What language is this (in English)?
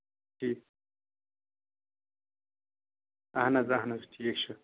Kashmiri